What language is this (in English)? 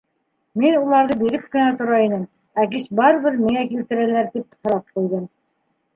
Bashkir